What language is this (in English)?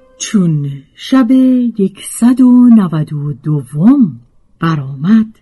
Persian